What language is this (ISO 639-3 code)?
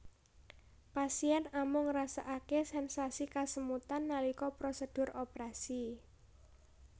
jav